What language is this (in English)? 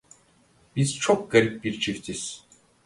Turkish